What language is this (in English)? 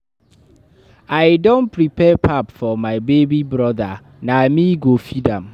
Nigerian Pidgin